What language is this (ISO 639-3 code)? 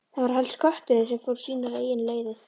isl